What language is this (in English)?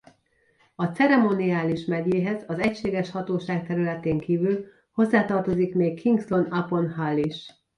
Hungarian